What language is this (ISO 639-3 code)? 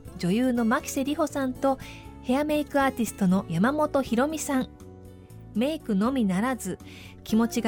jpn